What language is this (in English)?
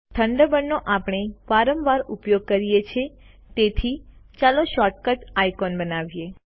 Gujarati